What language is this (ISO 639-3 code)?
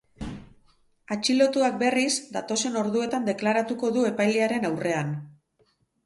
eus